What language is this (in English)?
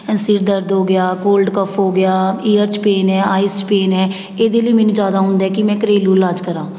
Punjabi